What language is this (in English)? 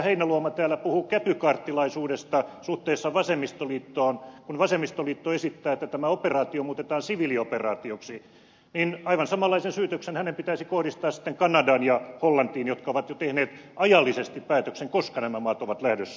Finnish